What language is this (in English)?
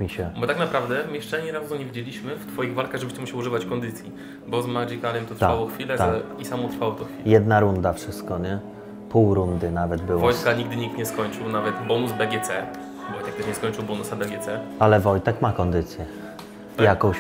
Polish